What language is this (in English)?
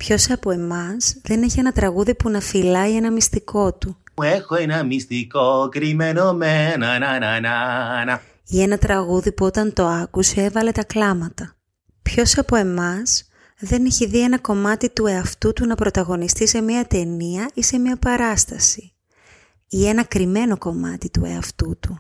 Greek